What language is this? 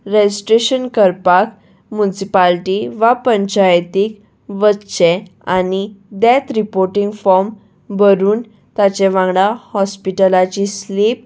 Konkani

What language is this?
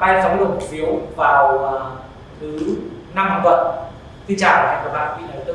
Vietnamese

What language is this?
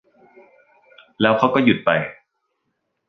Thai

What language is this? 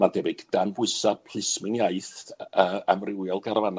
Welsh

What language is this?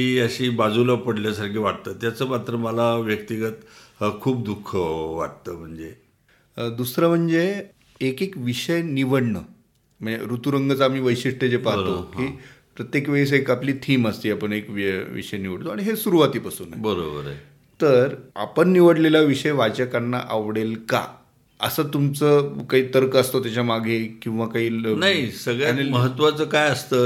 Marathi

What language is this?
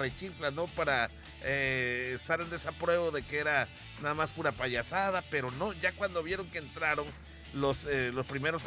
Spanish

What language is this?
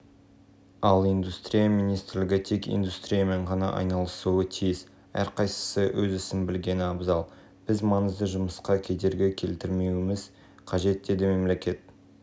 Kazakh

